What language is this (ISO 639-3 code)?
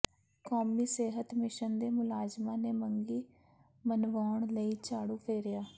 pan